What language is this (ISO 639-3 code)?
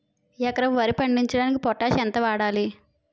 tel